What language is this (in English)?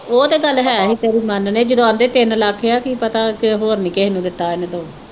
Punjabi